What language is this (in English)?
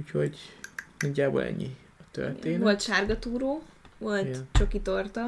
Hungarian